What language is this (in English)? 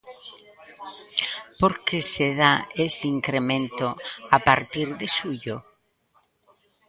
Galician